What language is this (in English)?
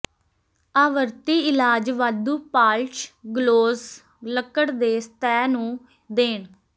Punjabi